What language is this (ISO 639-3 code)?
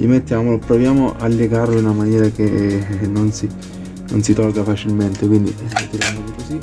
ita